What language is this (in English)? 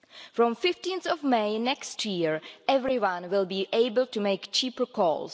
English